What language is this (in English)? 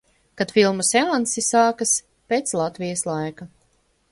Latvian